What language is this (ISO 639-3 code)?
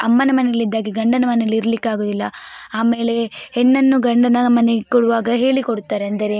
kan